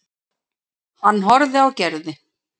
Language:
Icelandic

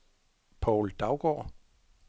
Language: Danish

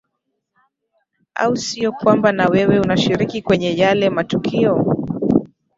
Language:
Swahili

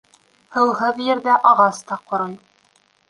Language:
Bashkir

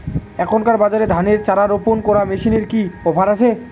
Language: Bangla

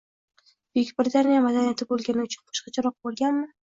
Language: Uzbek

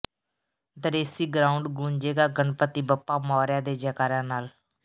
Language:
Punjabi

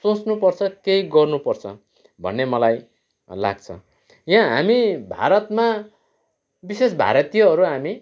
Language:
Nepali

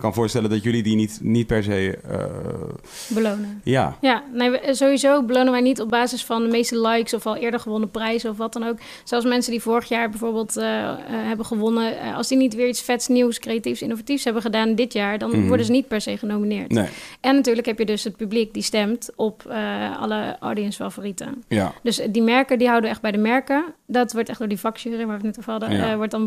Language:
Dutch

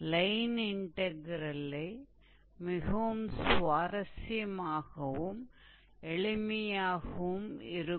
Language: Tamil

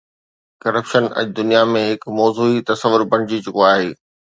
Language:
Sindhi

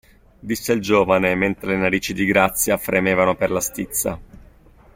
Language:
Italian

